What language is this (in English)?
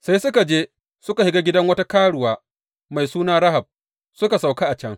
Hausa